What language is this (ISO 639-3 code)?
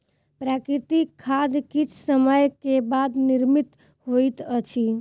mai